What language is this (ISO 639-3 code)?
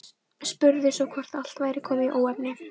isl